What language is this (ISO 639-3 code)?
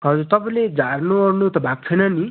nep